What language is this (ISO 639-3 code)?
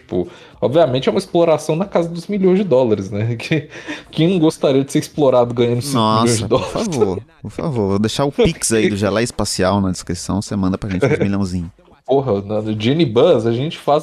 por